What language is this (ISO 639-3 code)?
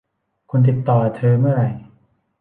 tha